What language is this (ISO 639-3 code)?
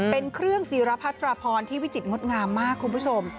tha